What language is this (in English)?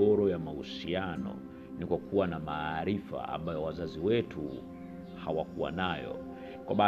Swahili